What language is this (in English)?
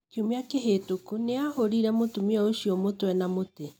Kikuyu